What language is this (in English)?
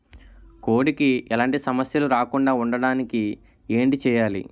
Telugu